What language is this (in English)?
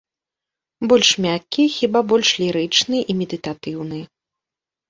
Belarusian